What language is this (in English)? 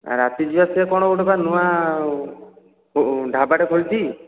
Odia